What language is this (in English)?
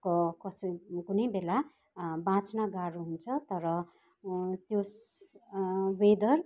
Nepali